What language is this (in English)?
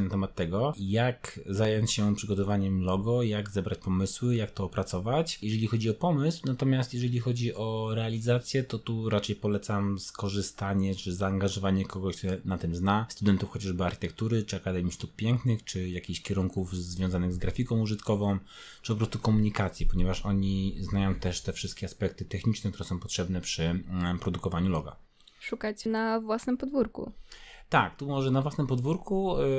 Polish